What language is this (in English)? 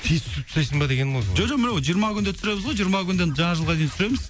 Kazakh